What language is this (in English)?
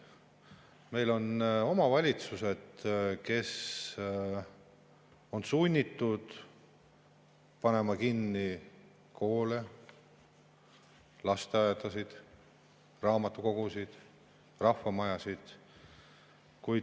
Estonian